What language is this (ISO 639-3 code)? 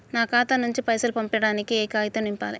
tel